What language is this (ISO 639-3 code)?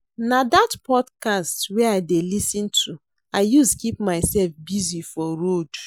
pcm